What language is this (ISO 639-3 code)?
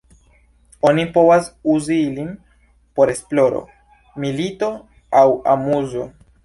epo